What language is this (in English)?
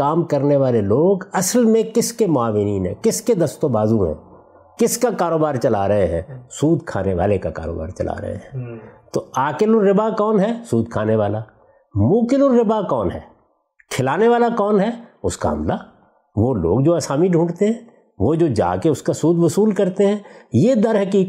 Urdu